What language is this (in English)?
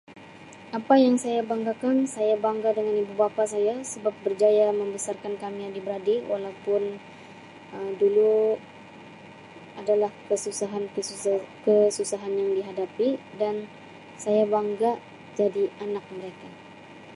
Sabah Malay